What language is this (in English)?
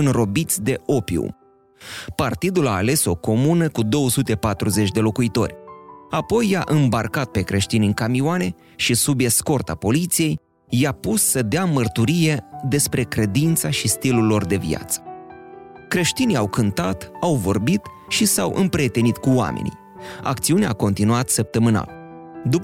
Romanian